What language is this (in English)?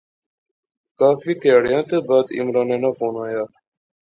Pahari-Potwari